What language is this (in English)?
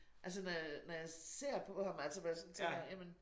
Danish